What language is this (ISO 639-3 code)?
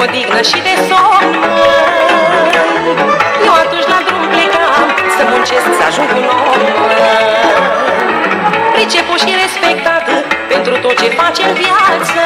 ell